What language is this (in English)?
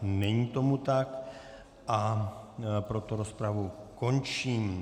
Czech